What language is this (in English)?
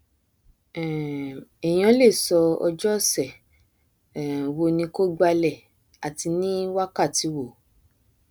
Yoruba